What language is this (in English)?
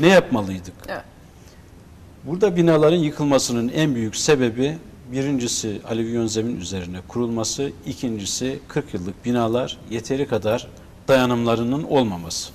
Turkish